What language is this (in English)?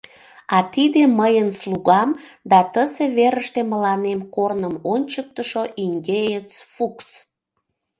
Mari